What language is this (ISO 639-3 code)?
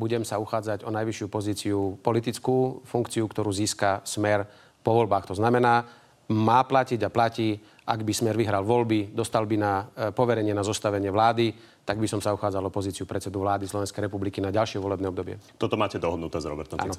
slk